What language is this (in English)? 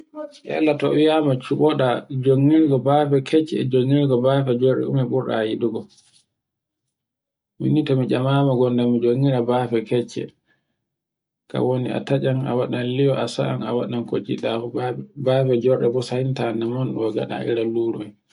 Borgu Fulfulde